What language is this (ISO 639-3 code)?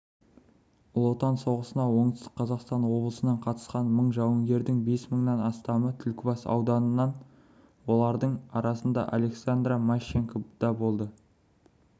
kaz